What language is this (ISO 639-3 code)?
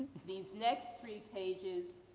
eng